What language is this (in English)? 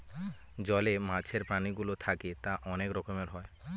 Bangla